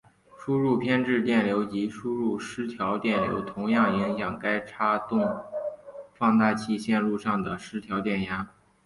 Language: Chinese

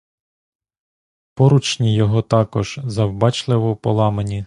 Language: Ukrainian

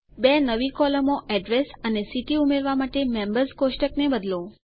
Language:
Gujarati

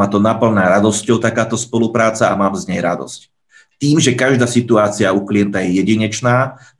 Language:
Slovak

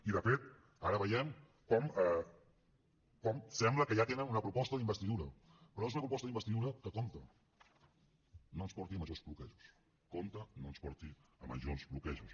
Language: Catalan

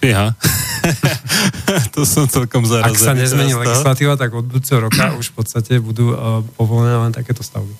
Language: Slovak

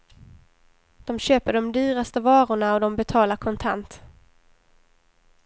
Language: Swedish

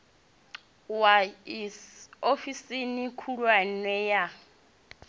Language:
Venda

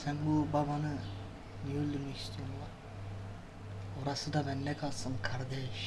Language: Turkish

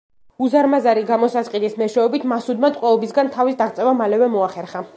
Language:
Georgian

